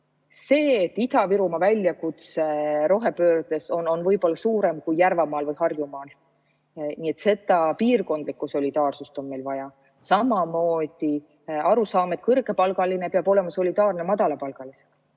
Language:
Estonian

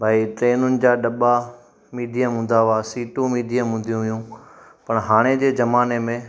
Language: Sindhi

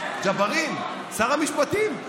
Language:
Hebrew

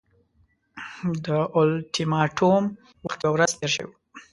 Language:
Pashto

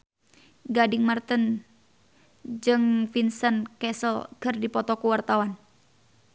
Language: Sundanese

